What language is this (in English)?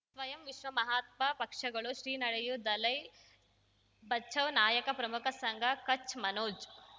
Kannada